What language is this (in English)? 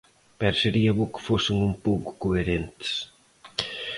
Galician